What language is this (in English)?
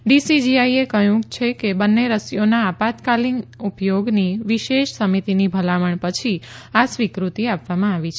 Gujarati